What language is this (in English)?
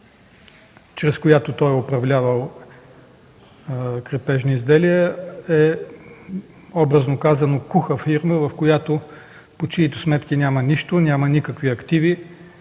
Bulgarian